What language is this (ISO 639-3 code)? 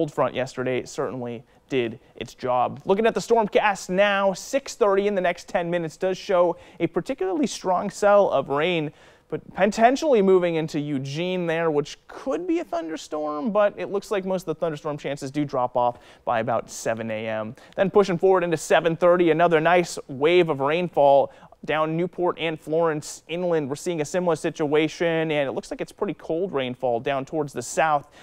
eng